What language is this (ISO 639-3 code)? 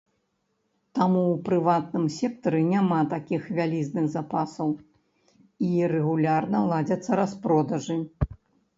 bel